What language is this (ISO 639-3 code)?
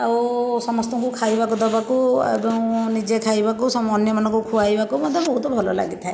ori